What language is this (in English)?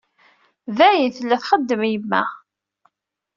Kabyle